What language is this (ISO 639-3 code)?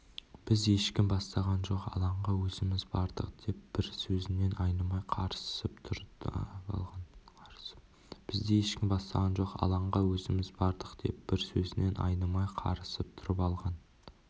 kaz